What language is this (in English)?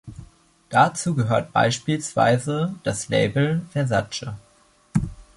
German